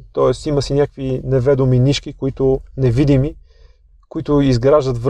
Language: Bulgarian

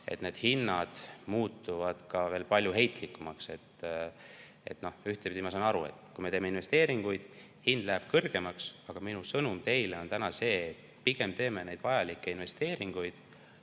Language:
Estonian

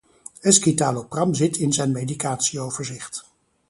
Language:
Dutch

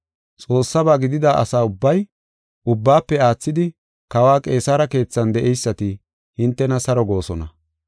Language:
Gofa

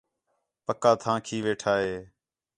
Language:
Khetrani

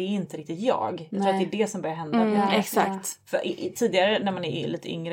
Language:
Swedish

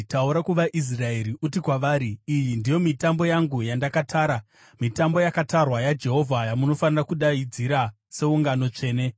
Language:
Shona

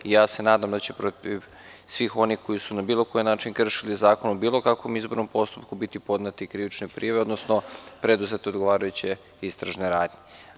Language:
Serbian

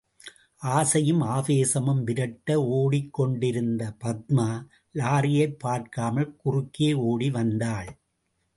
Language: Tamil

